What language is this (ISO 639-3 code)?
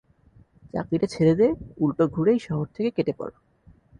ben